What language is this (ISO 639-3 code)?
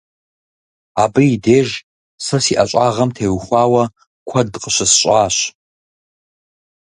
kbd